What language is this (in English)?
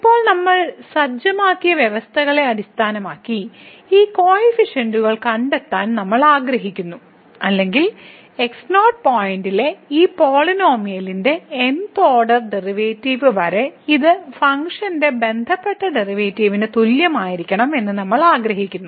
Malayalam